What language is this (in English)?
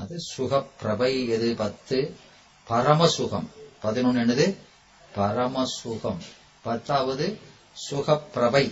Tamil